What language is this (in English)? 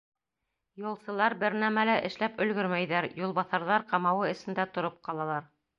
Bashkir